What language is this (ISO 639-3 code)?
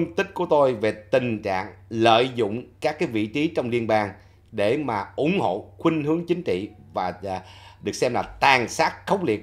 vie